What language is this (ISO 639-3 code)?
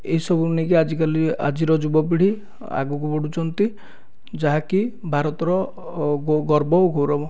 ori